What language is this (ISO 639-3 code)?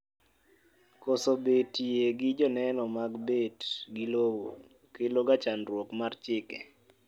luo